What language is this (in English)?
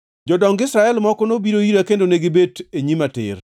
Luo (Kenya and Tanzania)